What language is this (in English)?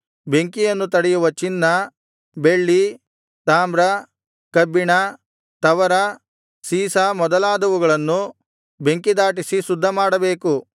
Kannada